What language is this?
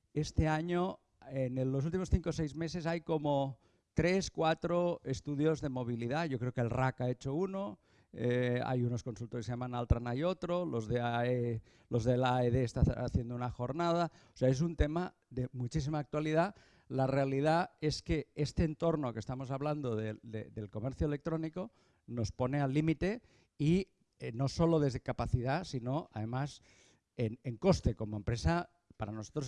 Spanish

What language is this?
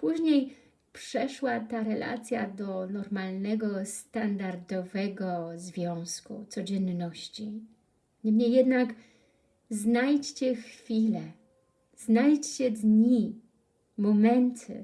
Polish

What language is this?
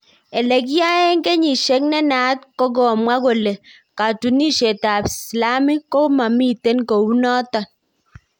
Kalenjin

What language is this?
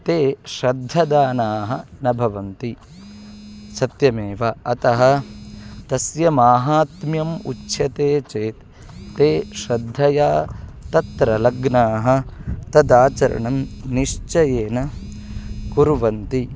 Sanskrit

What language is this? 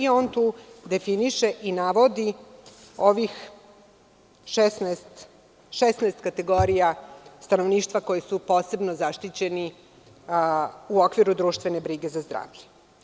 Serbian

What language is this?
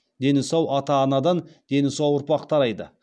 Kazakh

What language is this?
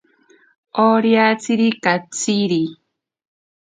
Ashéninka Perené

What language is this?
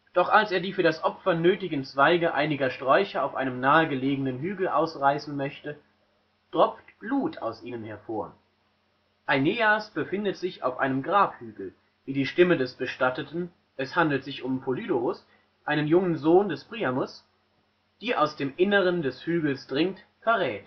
German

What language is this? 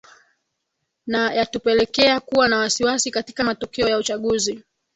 Swahili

